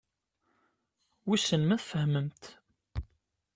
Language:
Kabyle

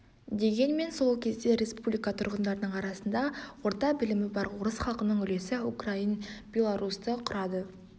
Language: Kazakh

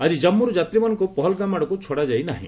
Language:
Odia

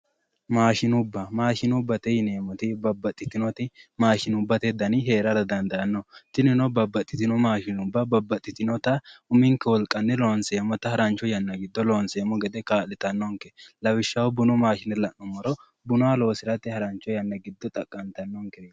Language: Sidamo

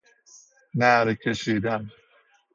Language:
Persian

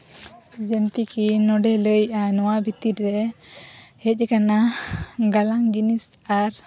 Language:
Santali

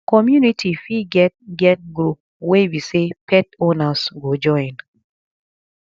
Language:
Nigerian Pidgin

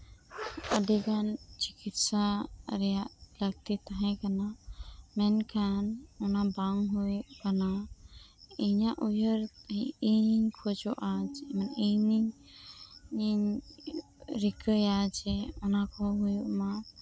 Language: Santali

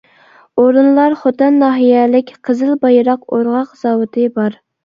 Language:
Uyghur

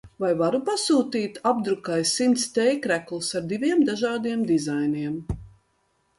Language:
Latvian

